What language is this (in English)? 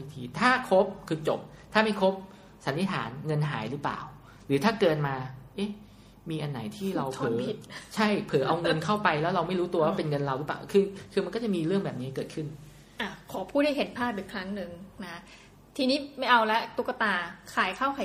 Thai